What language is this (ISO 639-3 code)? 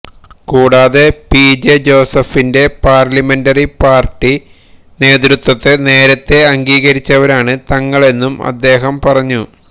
mal